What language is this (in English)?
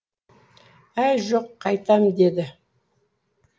Kazakh